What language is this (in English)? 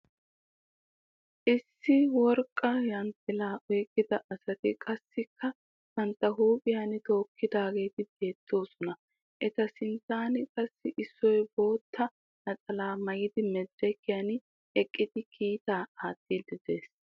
Wolaytta